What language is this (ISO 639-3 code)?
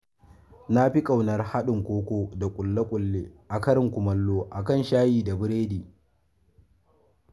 hau